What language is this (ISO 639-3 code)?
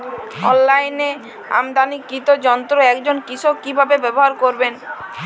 ben